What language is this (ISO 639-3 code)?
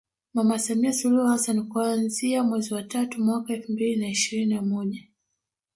swa